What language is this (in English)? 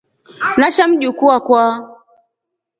Rombo